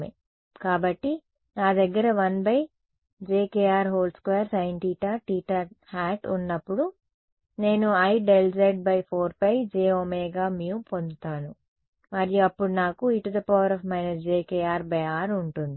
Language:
Telugu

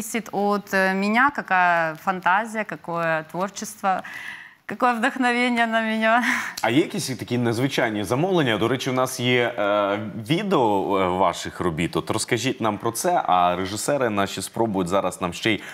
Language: Russian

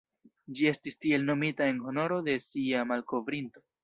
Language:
Esperanto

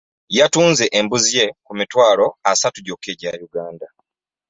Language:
Ganda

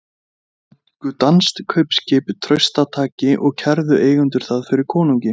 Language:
Icelandic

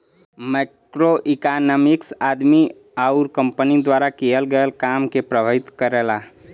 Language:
Bhojpuri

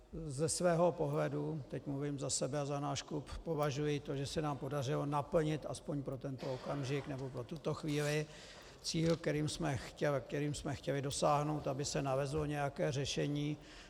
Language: Czech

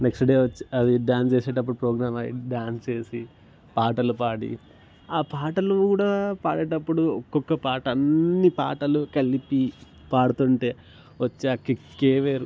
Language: Telugu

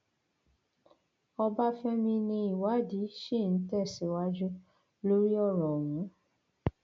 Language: Yoruba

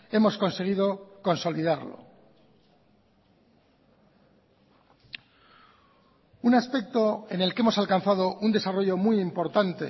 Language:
Spanish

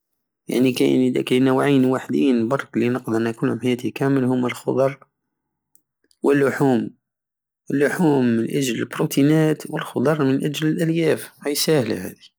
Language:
Algerian Saharan Arabic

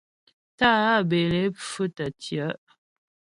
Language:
Ghomala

